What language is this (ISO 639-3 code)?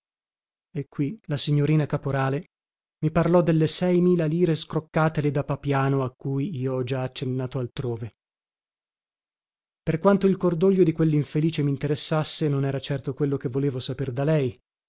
ita